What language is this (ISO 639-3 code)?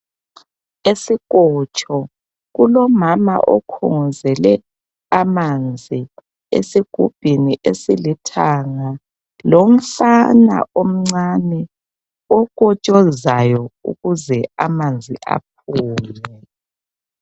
nde